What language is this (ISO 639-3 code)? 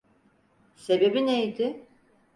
tur